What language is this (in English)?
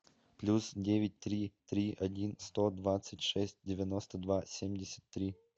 Russian